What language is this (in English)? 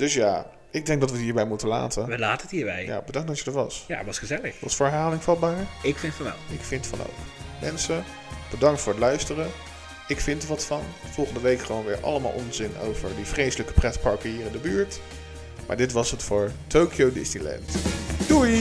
Dutch